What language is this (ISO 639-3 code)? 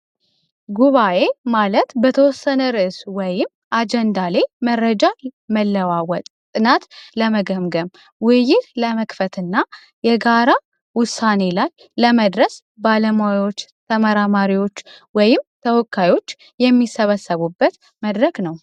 amh